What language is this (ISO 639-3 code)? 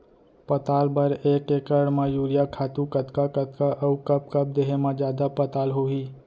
hne